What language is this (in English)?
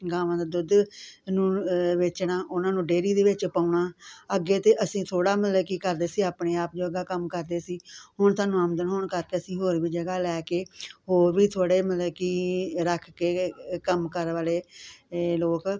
Punjabi